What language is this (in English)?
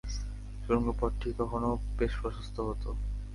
Bangla